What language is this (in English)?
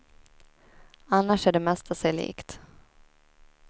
Swedish